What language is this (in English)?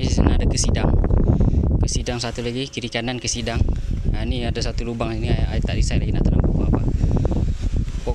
Malay